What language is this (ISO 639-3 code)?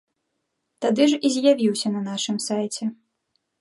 bel